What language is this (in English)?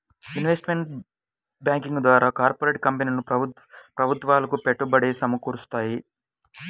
Telugu